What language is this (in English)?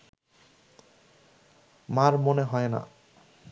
Bangla